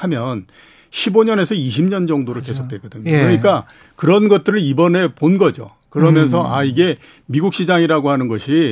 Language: Korean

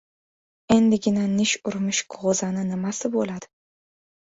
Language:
Uzbek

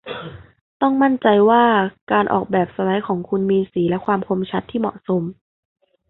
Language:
Thai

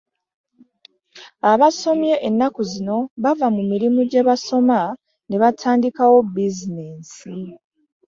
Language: Ganda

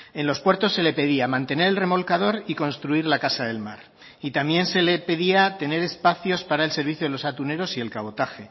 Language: Spanish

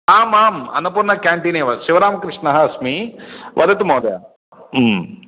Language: Sanskrit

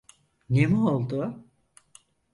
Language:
Turkish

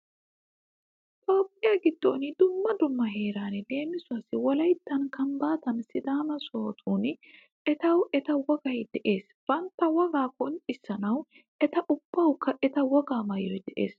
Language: Wolaytta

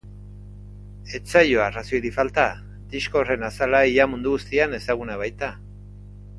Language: Basque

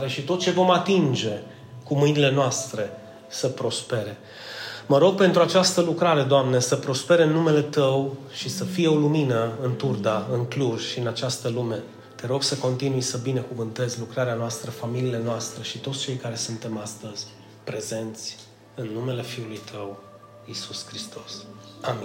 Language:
Romanian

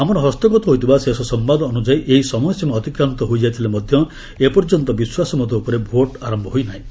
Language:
Odia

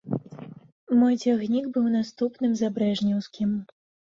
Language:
Belarusian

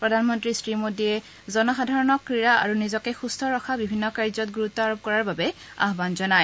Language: Assamese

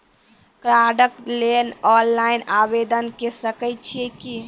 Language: Maithili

